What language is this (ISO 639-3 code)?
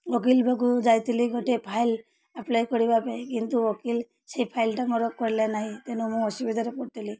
ori